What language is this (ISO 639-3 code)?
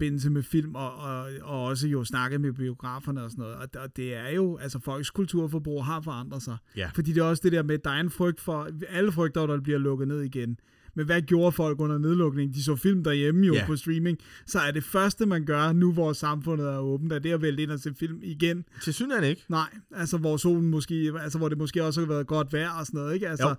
dan